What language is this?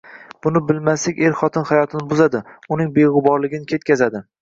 Uzbek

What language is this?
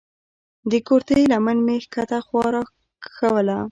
Pashto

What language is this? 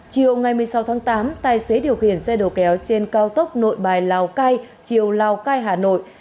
Vietnamese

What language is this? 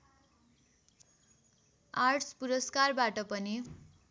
Nepali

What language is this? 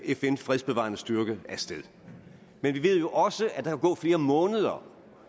Danish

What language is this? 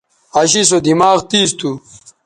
Bateri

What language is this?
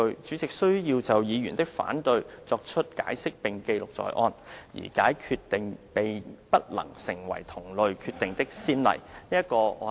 Cantonese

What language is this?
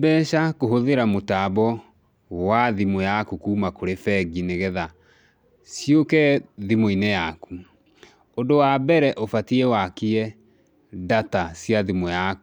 Kikuyu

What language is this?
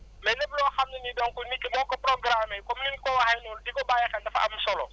Wolof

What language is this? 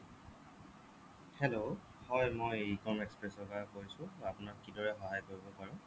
Assamese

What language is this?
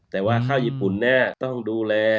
Thai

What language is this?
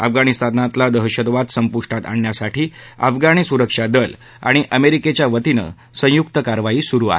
Marathi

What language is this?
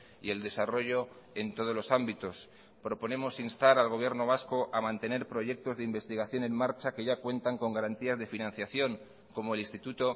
Spanish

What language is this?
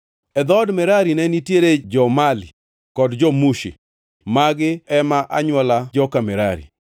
Luo (Kenya and Tanzania)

